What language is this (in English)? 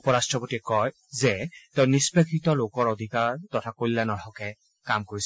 Assamese